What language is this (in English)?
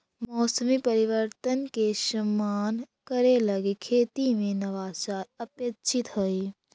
Magahi